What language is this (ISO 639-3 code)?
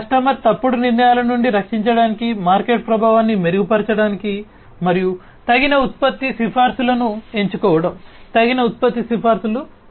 tel